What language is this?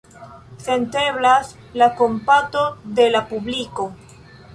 Esperanto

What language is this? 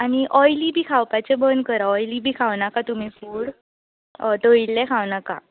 Konkani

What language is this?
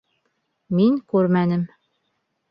Bashkir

